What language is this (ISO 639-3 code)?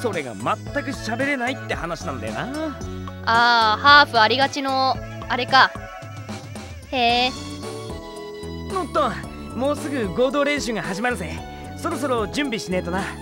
jpn